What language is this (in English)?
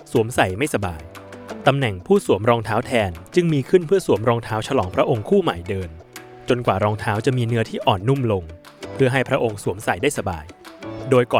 Thai